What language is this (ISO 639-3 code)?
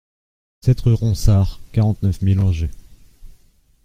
fra